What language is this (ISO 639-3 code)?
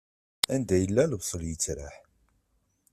kab